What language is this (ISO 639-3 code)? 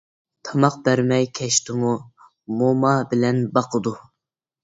uig